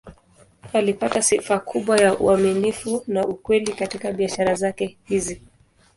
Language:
Swahili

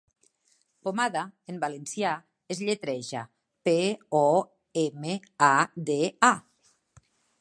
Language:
Catalan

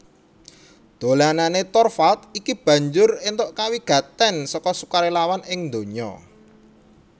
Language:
Javanese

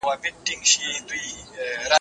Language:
Pashto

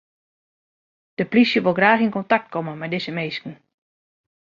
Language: Western Frisian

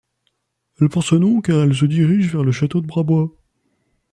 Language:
French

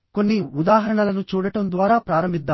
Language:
Telugu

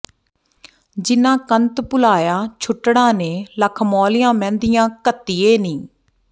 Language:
Punjabi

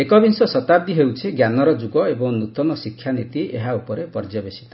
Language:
Odia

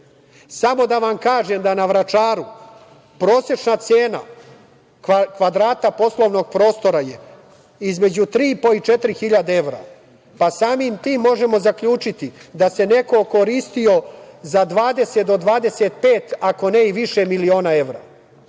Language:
Serbian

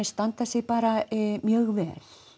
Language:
Icelandic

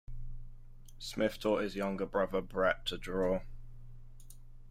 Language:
English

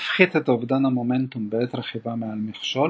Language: Hebrew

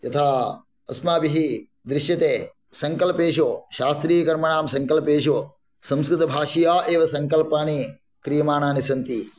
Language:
Sanskrit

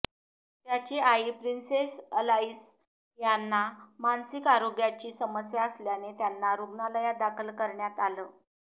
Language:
Marathi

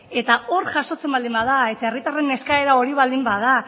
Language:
Basque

